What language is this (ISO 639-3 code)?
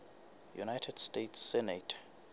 sot